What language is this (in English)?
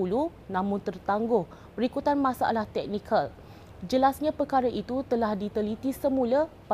Malay